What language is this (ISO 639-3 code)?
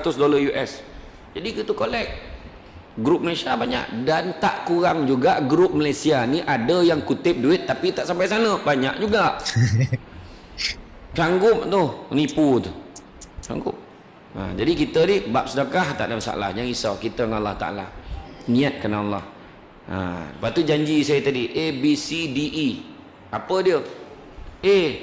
msa